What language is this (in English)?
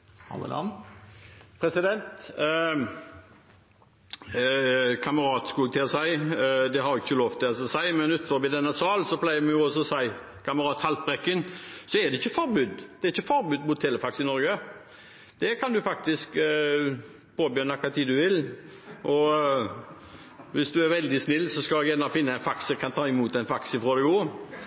Norwegian Bokmål